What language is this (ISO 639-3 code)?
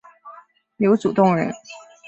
zho